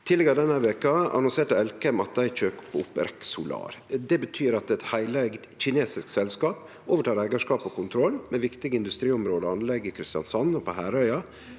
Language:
Norwegian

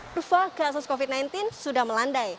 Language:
Indonesian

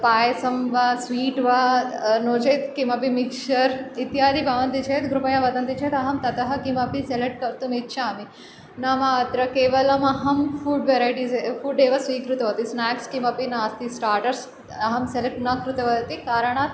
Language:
Sanskrit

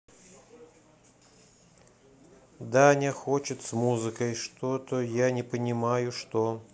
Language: Russian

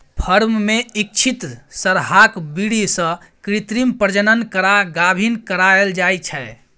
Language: Maithili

